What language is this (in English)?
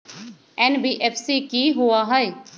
Magahi